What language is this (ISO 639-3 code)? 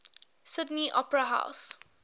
eng